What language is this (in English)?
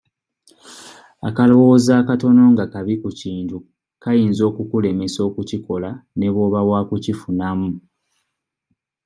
Ganda